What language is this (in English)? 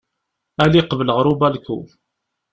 Kabyle